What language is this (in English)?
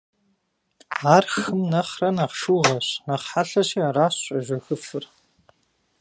Kabardian